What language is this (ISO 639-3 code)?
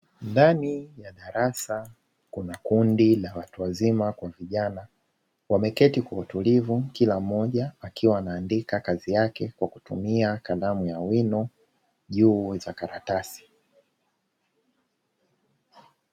swa